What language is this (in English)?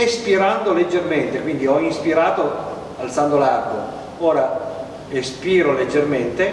Italian